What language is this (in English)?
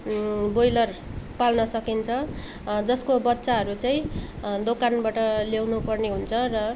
Nepali